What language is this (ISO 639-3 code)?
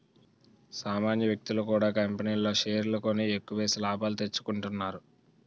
tel